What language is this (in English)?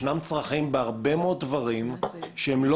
Hebrew